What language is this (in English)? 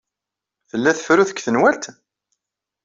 Kabyle